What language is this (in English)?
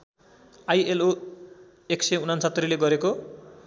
Nepali